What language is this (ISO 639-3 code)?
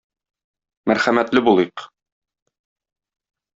tat